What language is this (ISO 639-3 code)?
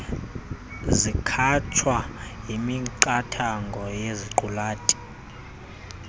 xho